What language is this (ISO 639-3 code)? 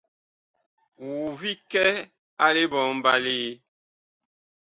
bkh